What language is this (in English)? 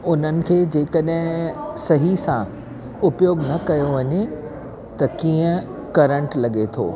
Sindhi